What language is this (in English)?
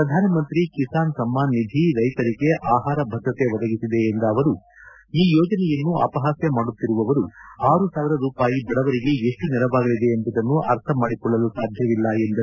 Kannada